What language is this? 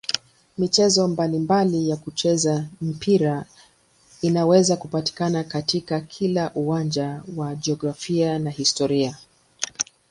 Swahili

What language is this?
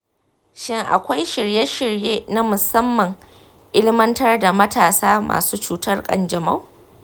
Hausa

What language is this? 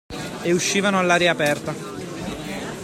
Italian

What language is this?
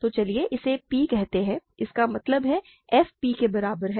Hindi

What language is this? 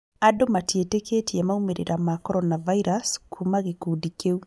Kikuyu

